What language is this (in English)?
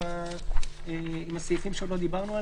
Hebrew